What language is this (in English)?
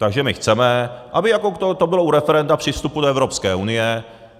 Czech